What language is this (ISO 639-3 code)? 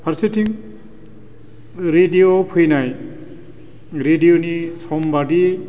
brx